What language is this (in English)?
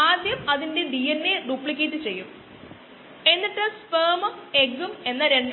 Malayalam